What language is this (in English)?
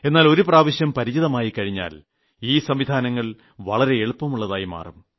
Malayalam